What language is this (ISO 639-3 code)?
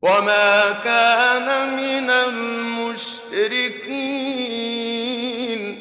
ara